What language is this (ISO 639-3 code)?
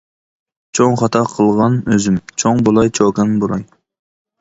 uig